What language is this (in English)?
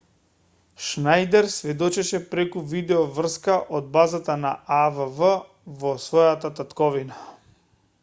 Macedonian